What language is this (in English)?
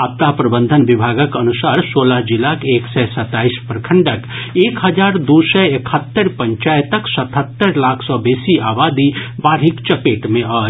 Maithili